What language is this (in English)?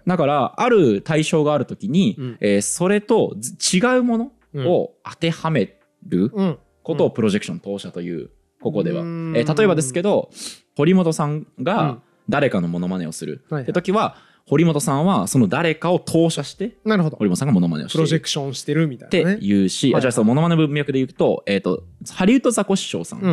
Japanese